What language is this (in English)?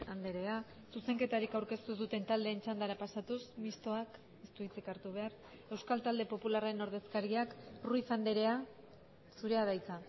Basque